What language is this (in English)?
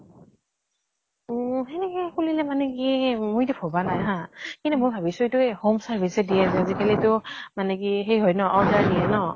Assamese